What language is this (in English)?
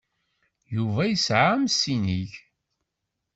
Kabyle